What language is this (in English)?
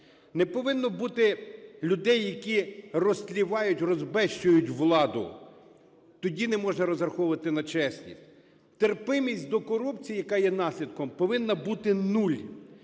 Ukrainian